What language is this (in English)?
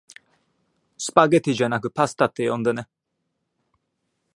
Japanese